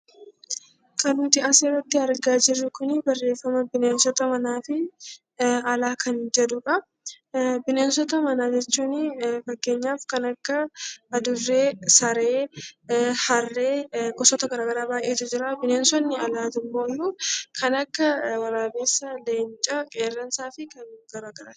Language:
Oromo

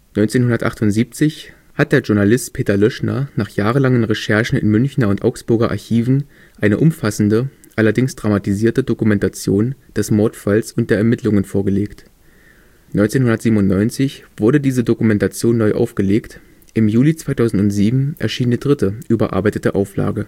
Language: German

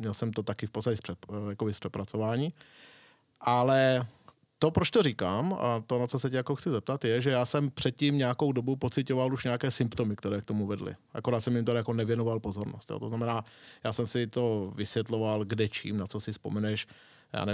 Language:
Czech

